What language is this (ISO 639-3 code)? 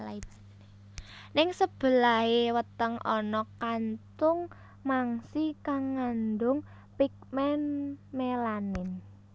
jav